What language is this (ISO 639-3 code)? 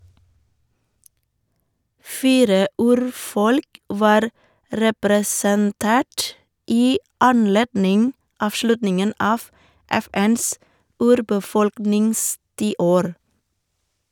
nor